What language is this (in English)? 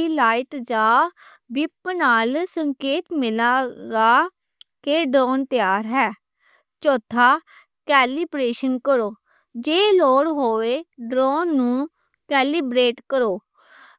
Western Panjabi